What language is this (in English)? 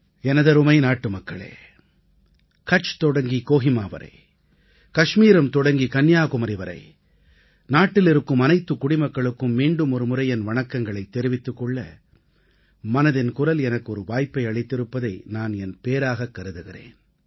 Tamil